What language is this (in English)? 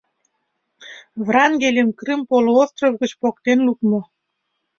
Mari